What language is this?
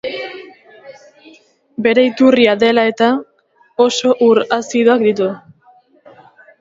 Basque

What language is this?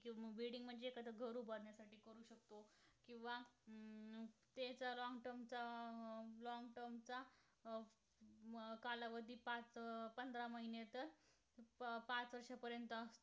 Marathi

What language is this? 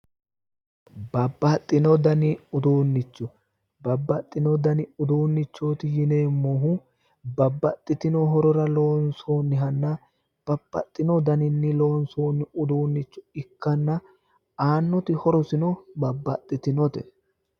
Sidamo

